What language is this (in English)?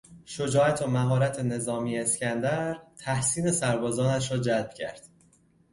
Persian